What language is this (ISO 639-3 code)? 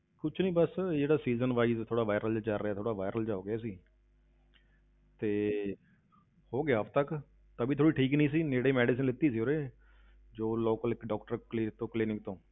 pan